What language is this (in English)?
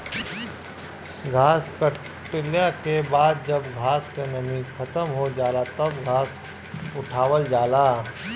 Bhojpuri